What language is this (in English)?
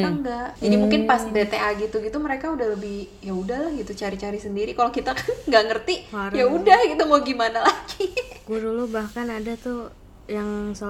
Indonesian